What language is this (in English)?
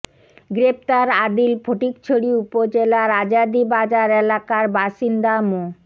Bangla